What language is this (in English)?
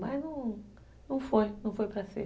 Portuguese